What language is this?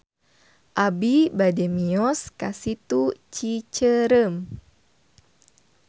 Sundanese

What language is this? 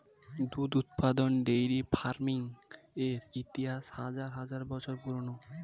Bangla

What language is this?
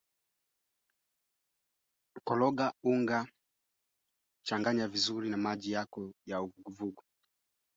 Swahili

